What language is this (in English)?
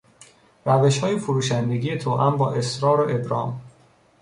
Persian